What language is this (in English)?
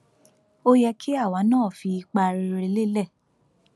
Yoruba